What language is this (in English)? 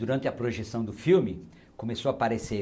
Portuguese